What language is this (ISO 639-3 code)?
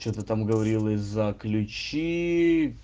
rus